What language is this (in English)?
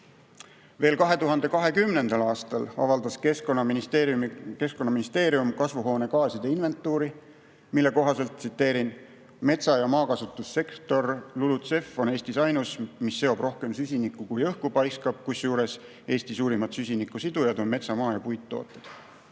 Estonian